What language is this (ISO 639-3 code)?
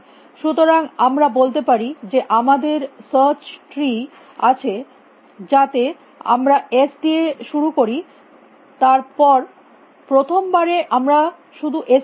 ben